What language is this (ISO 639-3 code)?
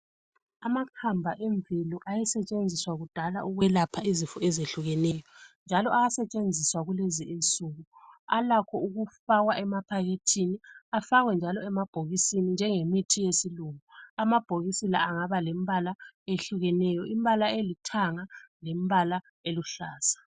nde